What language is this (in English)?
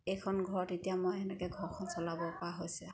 Assamese